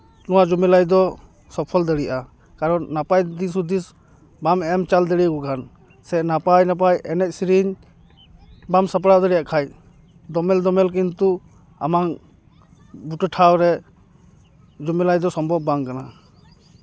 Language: Santali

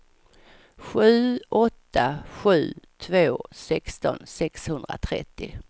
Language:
Swedish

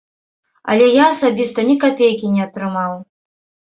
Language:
Belarusian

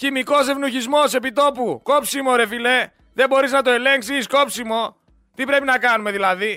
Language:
Greek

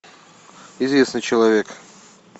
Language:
Russian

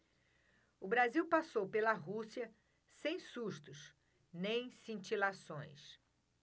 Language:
Portuguese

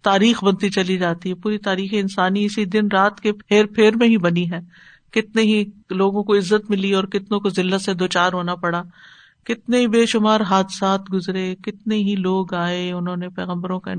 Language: Urdu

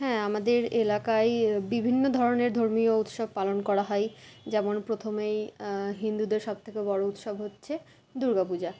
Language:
Bangla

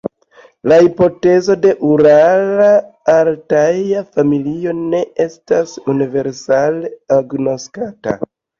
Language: Esperanto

